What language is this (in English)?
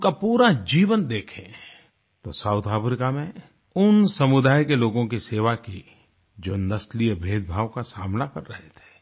Hindi